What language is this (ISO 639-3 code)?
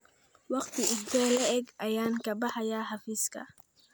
som